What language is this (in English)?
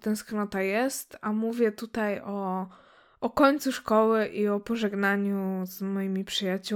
Polish